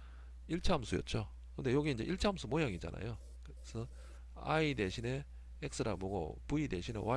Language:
Korean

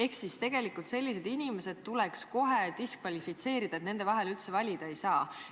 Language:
Estonian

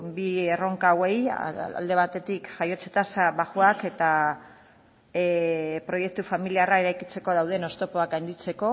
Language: Basque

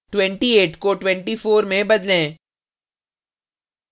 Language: Hindi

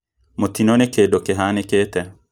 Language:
Kikuyu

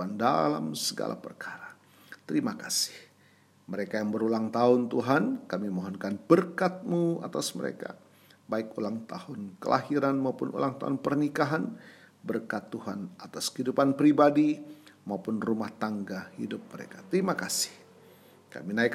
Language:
Indonesian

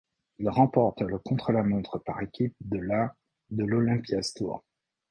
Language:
French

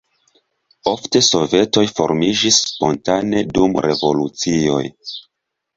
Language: Esperanto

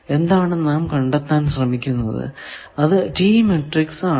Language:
Malayalam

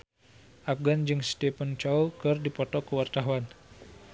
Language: Sundanese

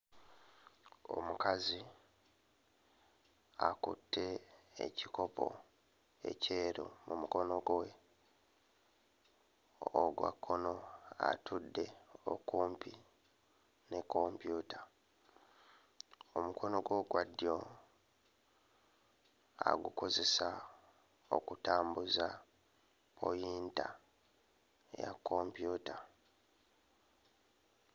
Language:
Ganda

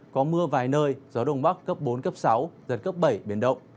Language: Vietnamese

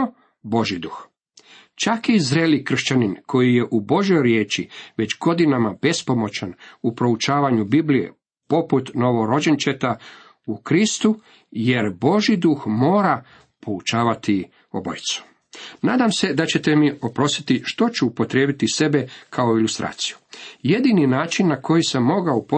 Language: Croatian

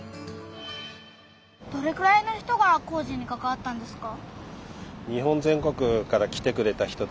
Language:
Japanese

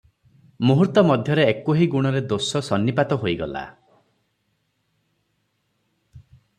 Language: Odia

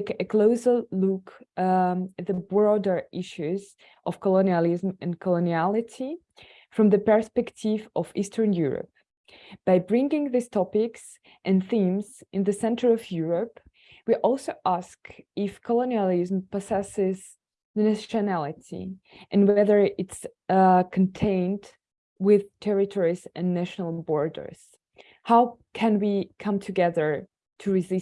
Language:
English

